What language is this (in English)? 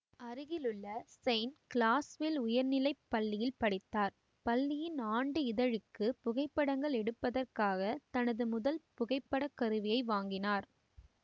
Tamil